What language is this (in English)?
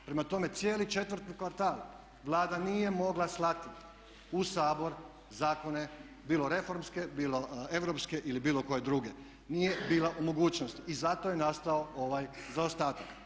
Croatian